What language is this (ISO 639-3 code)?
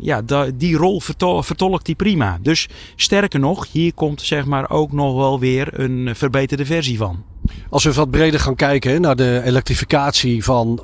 nld